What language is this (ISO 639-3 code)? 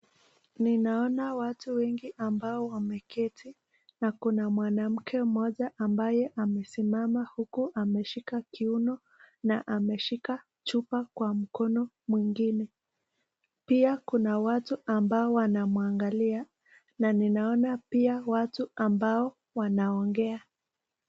swa